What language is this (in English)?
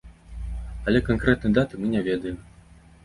Belarusian